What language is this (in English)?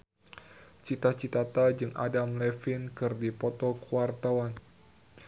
Sundanese